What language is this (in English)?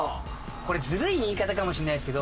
Japanese